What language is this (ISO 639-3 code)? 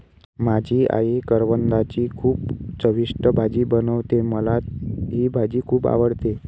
mar